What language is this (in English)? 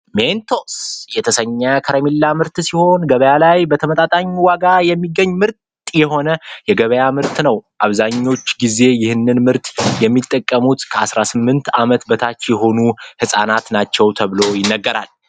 Amharic